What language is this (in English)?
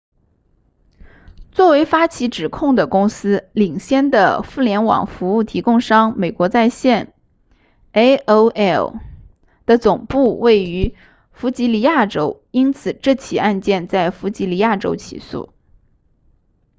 Chinese